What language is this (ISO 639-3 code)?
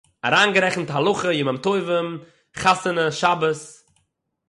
yid